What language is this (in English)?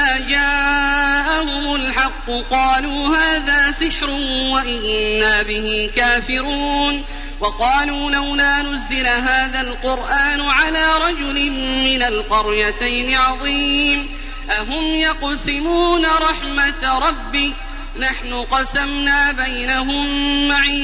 Arabic